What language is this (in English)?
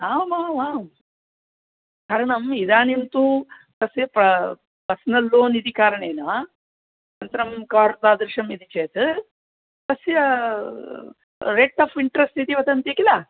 Sanskrit